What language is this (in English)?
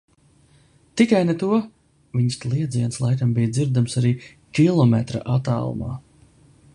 Latvian